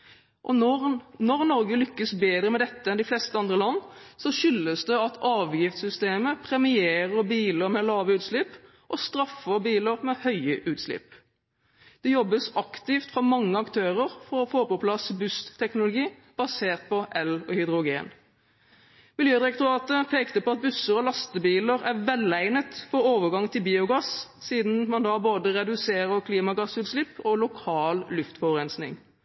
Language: Norwegian Bokmål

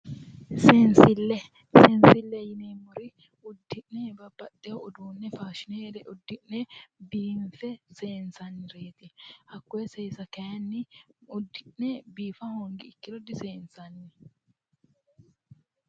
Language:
Sidamo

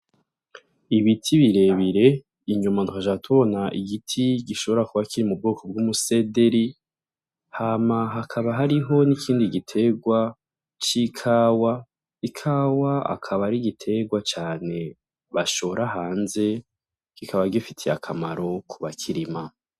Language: Rundi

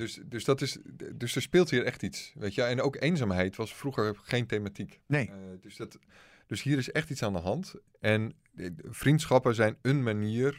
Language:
Dutch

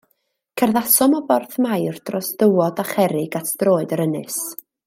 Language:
Welsh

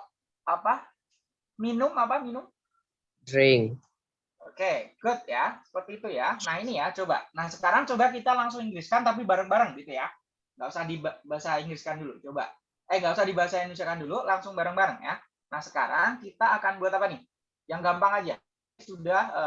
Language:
Indonesian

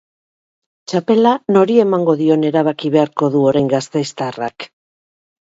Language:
Basque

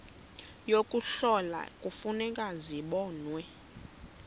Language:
Xhosa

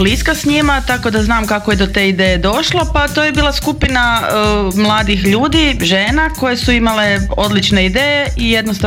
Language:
Croatian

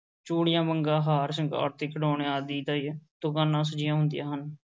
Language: Punjabi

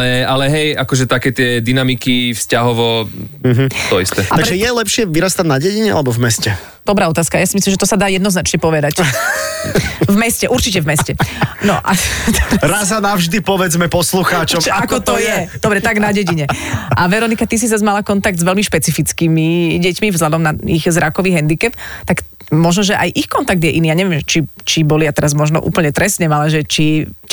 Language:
Slovak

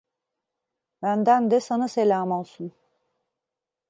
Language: Turkish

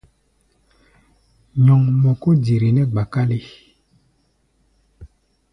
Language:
Gbaya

